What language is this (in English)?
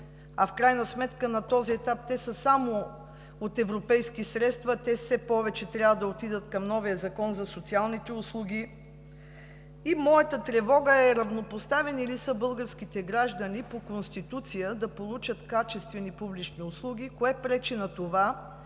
Bulgarian